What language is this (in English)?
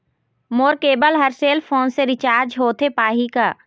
Chhattisgarhi